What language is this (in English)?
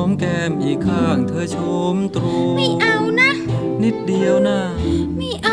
Thai